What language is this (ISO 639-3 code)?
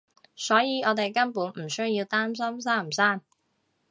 yue